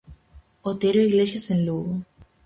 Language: Galician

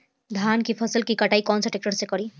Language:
Bhojpuri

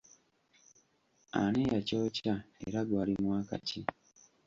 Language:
Ganda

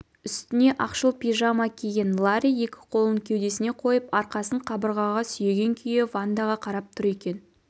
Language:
Kazakh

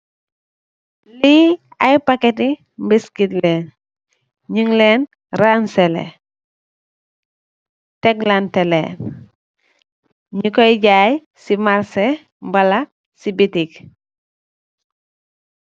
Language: Wolof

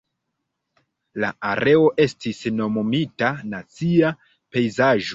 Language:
Esperanto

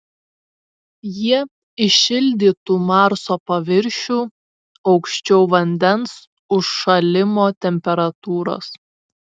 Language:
Lithuanian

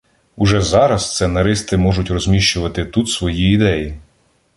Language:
Ukrainian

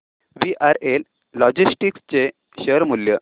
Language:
Marathi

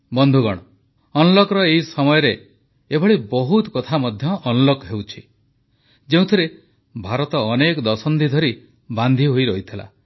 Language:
Odia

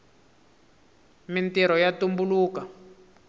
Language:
Tsonga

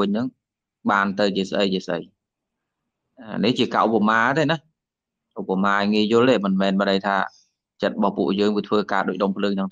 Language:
Vietnamese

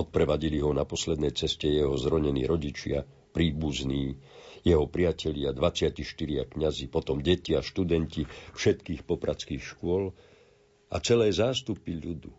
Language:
Slovak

